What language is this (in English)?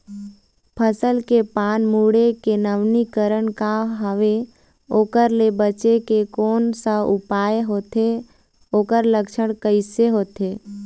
Chhattisgarhi